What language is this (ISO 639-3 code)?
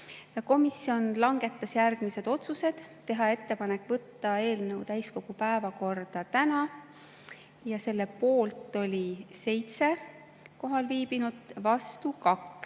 est